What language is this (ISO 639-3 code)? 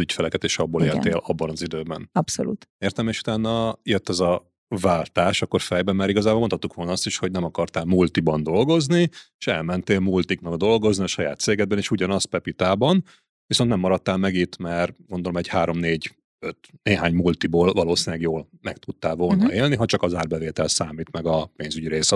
hun